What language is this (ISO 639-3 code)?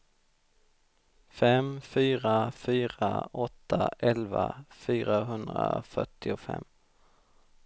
swe